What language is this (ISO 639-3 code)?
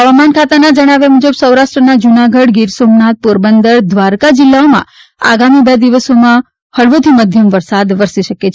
guj